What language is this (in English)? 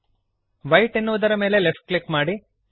Kannada